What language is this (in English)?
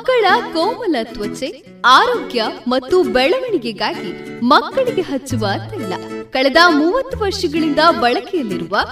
Kannada